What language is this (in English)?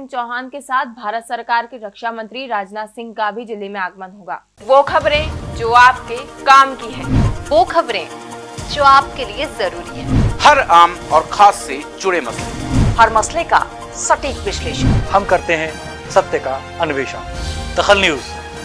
Hindi